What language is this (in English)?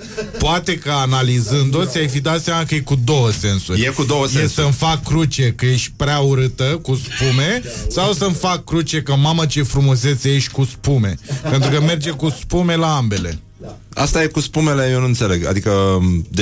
Romanian